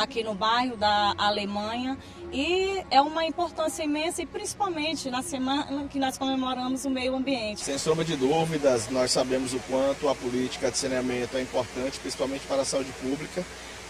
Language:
Portuguese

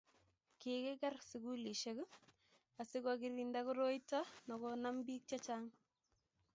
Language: Kalenjin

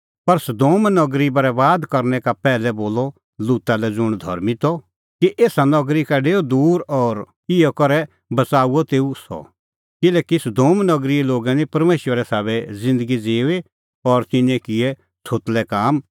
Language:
Kullu Pahari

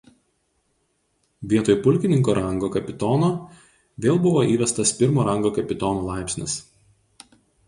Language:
Lithuanian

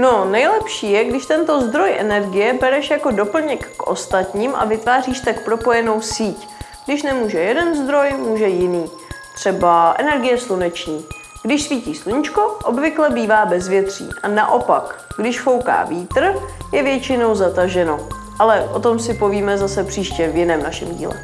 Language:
Czech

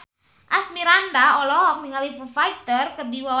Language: Sundanese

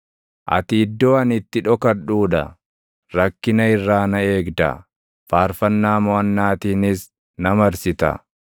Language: Oromo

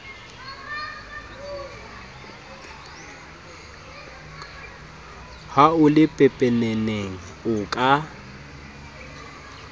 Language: Southern Sotho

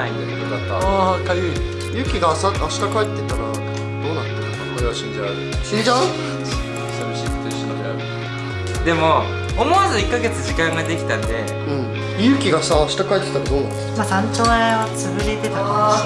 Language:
Japanese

